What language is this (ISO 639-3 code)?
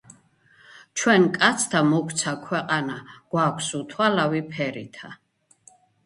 kat